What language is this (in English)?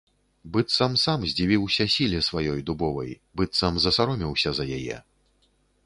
Belarusian